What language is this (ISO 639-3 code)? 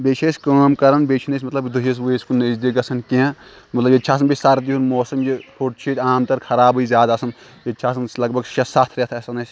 kas